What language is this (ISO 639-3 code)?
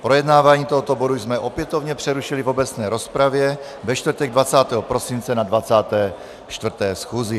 ces